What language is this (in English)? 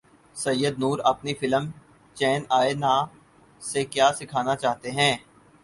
Urdu